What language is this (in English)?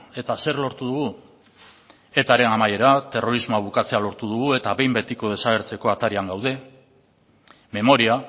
Basque